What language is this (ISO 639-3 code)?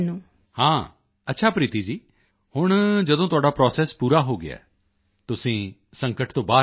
pan